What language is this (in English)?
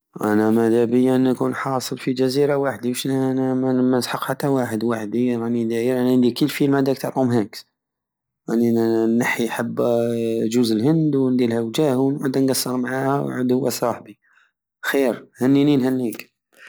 Algerian Saharan Arabic